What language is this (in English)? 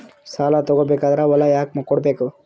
Kannada